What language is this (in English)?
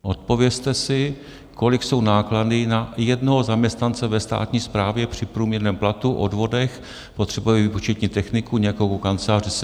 Czech